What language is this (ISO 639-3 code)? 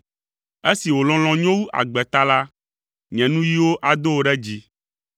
ewe